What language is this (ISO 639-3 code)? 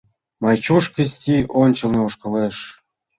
chm